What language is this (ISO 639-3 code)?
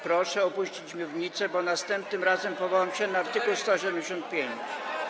pol